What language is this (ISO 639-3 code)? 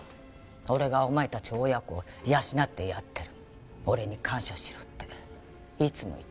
jpn